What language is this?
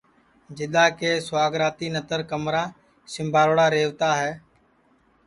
Sansi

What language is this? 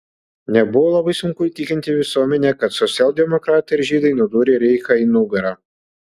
Lithuanian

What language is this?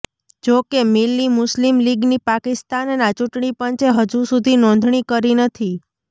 Gujarati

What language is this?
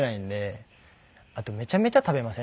Japanese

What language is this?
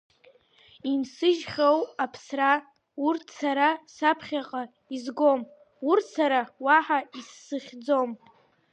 Abkhazian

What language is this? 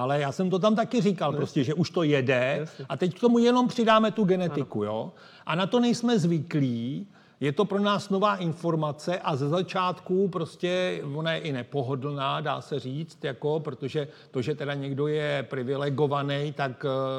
Czech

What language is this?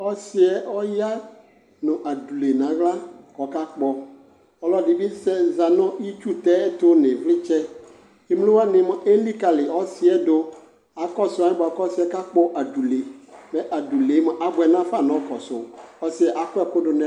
Ikposo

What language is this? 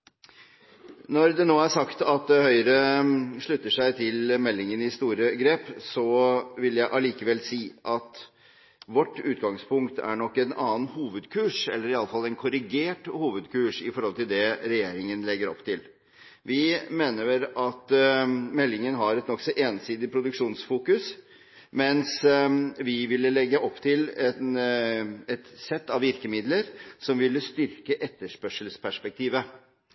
Norwegian Bokmål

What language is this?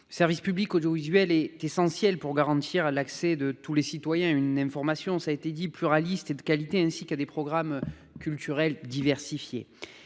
French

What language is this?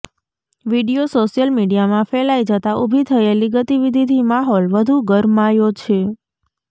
Gujarati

